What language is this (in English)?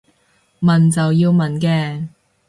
Cantonese